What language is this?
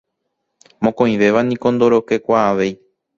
Guarani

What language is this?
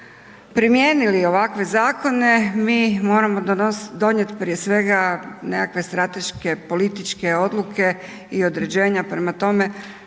Croatian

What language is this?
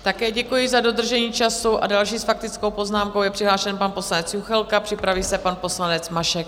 Czech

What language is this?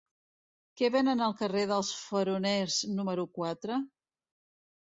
Catalan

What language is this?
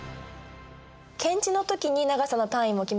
Japanese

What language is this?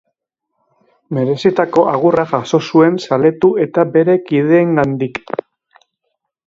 Basque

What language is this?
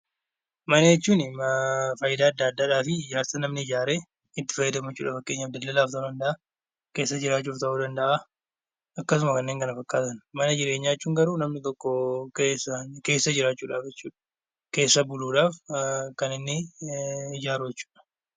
Oromo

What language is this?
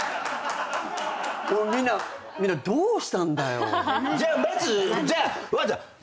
Japanese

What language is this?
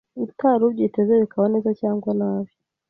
Kinyarwanda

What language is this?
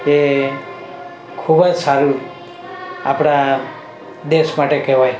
Gujarati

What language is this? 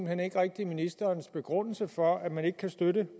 Danish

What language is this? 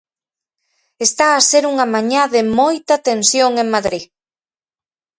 Galician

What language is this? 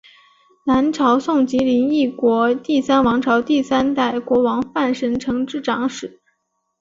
Chinese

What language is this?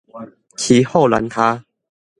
Min Nan Chinese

